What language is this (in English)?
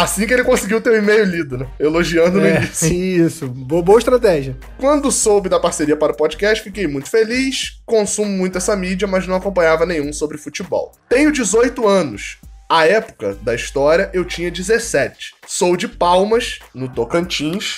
Portuguese